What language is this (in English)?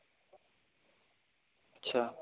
Urdu